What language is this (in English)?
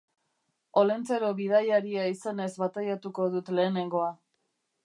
Basque